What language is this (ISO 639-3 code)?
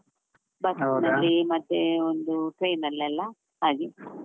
kan